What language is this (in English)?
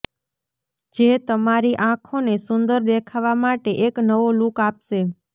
Gujarati